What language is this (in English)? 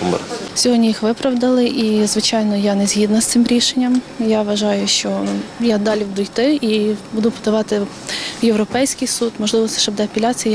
Ukrainian